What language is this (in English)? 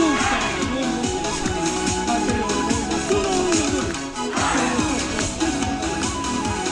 Japanese